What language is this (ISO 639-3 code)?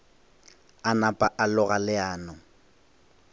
nso